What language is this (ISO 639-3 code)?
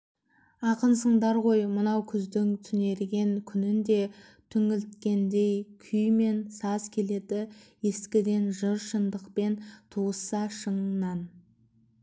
kaz